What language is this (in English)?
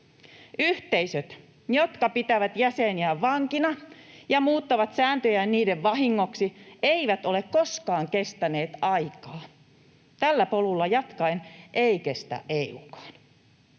Finnish